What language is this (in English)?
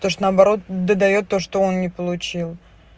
Russian